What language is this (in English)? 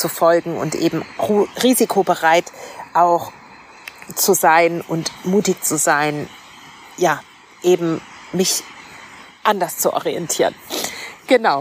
German